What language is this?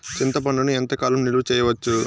Telugu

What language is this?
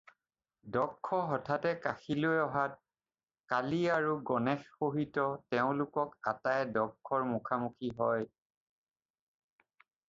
Assamese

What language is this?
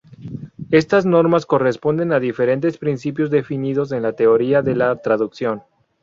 Spanish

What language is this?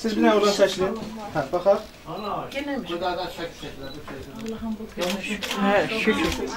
Turkish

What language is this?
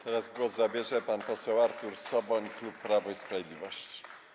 Polish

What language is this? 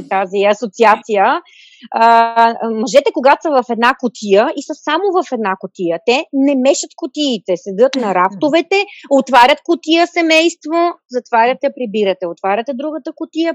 Bulgarian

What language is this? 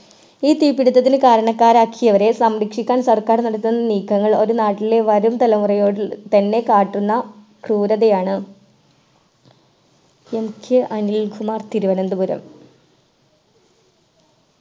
Malayalam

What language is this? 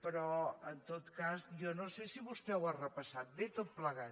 Catalan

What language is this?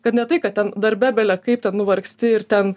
Lithuanian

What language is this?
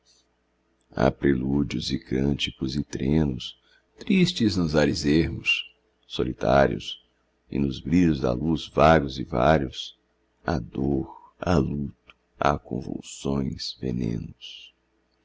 Portuguese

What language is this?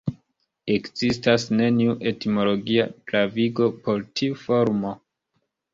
Esperanto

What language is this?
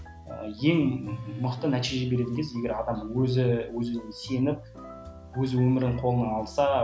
Kazakh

